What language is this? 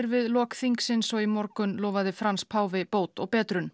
Icelandic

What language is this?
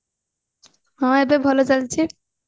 Odia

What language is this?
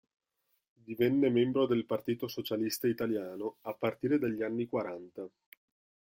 Italian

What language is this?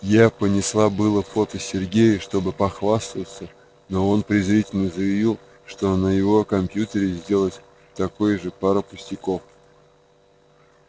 Russian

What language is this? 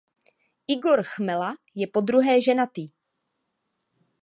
Czech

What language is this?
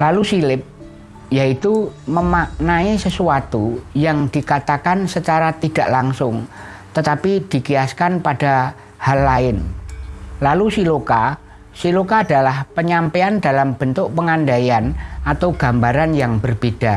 Indonesian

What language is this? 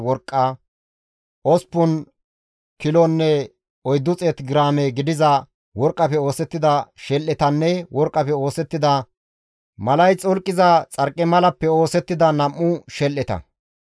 Gamo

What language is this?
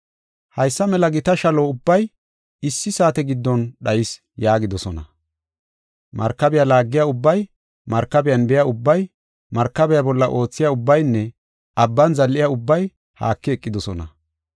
Gofa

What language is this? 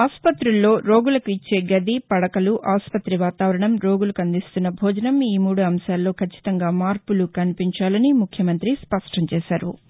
Telugu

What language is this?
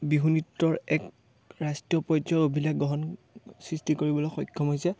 Assamese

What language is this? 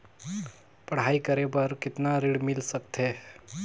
Chhattisgarhi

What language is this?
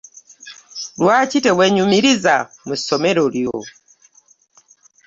Ganda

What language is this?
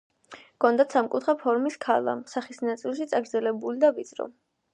Georgian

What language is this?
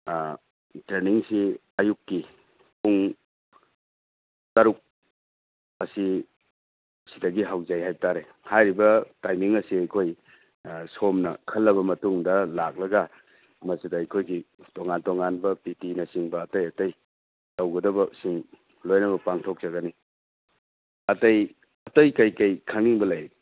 Manipuri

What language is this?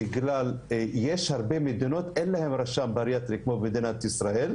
Hebrew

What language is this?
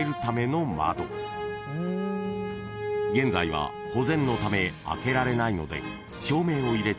Japanese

